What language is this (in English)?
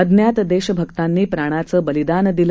Marathi